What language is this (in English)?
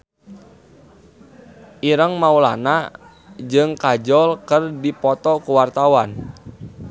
Sundanese